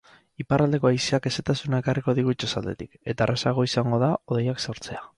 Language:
Basque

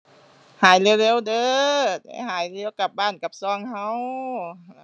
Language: Thai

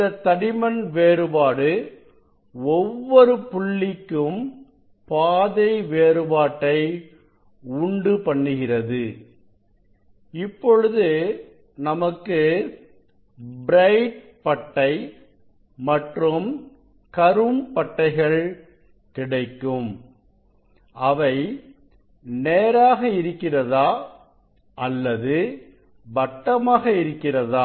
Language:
Tamil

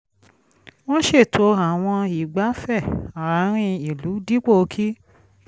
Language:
Yoruba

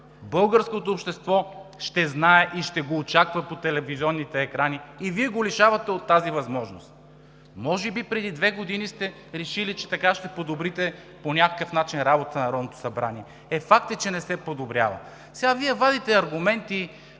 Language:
Bulgarian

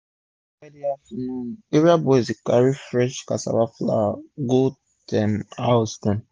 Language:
Nigerian Pidgin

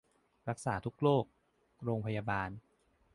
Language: Thai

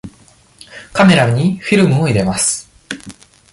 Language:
Japanese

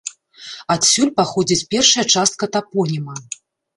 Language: Belarusian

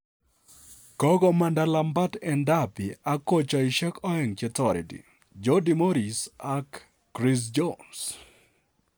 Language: Kalenjin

